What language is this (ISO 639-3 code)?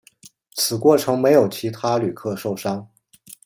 zho